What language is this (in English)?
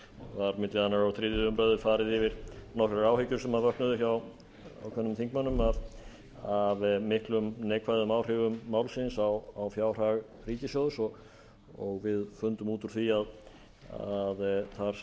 Icelandic